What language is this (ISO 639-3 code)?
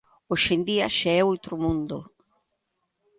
glg